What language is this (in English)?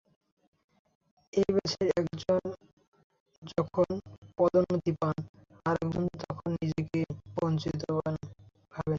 Bangla